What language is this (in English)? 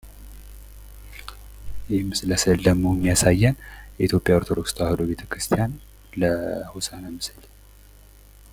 Amharic